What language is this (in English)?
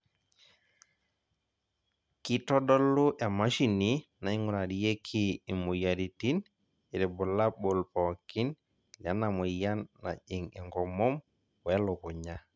Masai